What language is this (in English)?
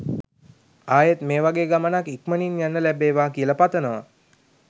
Sinhala